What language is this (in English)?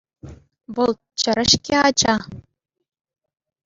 Chuvash